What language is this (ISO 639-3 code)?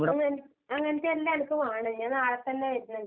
mal